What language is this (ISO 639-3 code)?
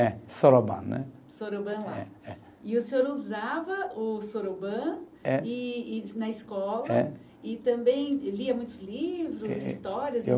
por